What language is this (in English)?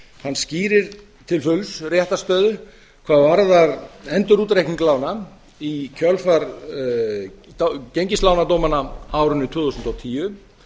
Icelandic